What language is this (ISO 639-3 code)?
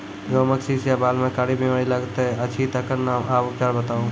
mai